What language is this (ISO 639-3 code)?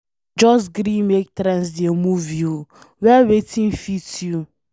pcm